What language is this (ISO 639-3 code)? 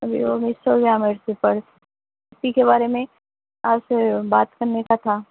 urd